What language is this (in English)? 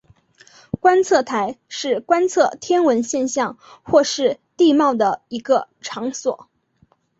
Chinese